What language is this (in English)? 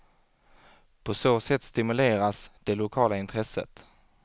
Swedish